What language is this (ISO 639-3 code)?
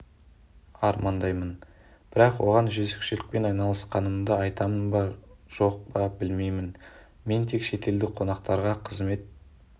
kaz